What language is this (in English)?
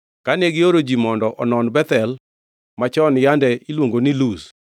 Luo (Kenya and Tanzania)